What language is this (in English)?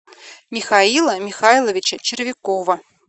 Russian